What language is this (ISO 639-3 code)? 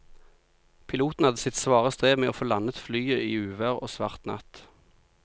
nor